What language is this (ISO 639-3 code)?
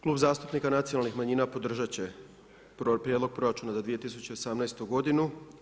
hrv